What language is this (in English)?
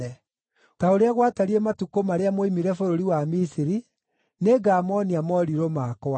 Kikuyu